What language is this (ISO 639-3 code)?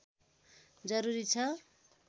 nep